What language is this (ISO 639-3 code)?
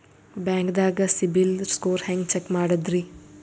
kan